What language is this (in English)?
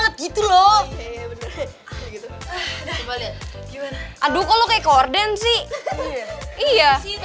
Indonesian